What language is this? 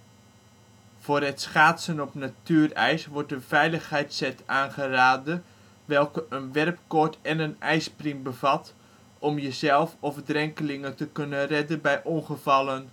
Dutch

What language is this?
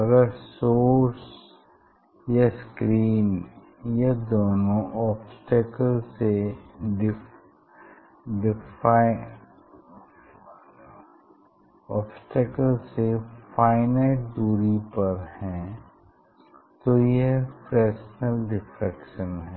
Hindi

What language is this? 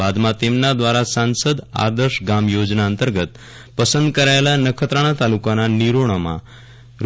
Gujarati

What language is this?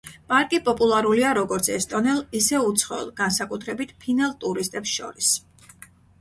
Georgian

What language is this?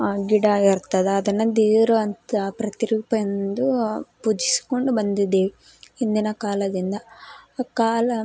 Kannada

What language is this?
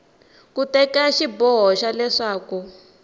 Tsonga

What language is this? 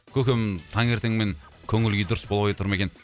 Kazakh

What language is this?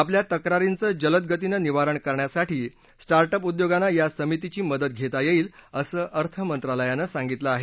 Marathi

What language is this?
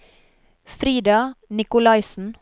Norwegian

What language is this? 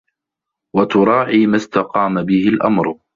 Arabic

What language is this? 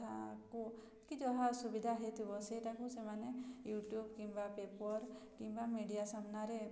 Odia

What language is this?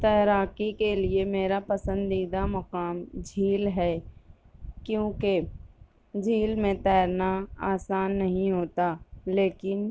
Urdu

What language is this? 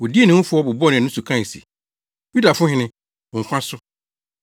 Akan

